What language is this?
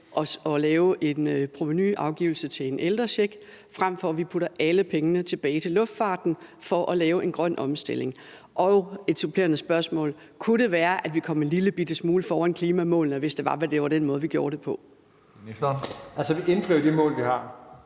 Danish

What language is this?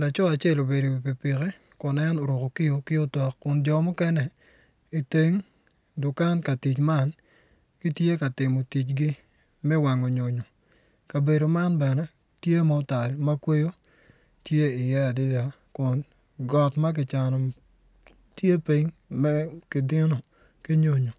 Acoli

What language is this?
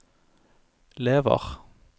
Norwegian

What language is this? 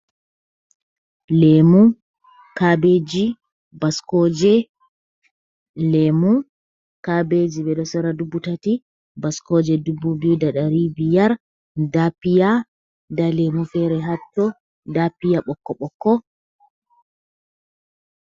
Fula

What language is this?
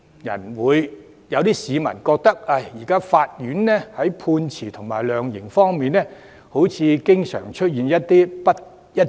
Cantonese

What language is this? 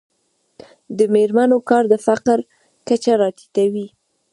Pashto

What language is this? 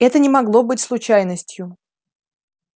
Russian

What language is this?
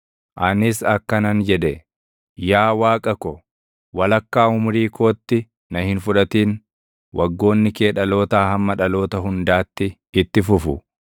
Oromo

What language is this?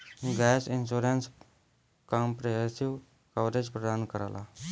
Bhojpuri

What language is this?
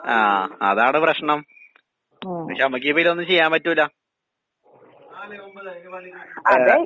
Malayalam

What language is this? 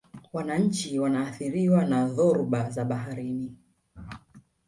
Swahili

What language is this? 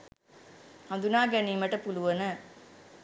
Sinhala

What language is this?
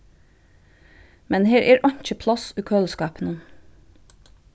Faroese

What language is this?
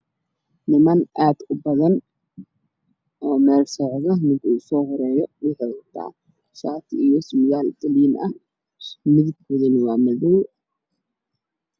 Somali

